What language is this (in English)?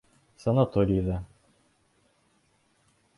Bashkir